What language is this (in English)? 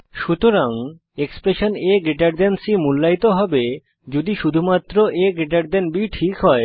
Bangla